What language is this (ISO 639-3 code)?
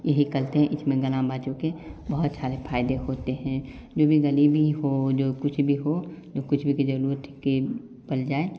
hin